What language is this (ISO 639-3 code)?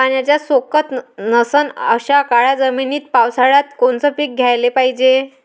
mar